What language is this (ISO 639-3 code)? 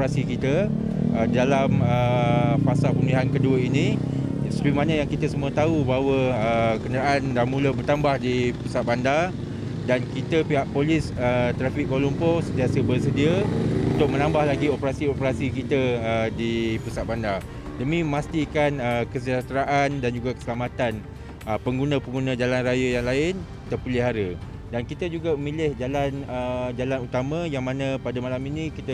msa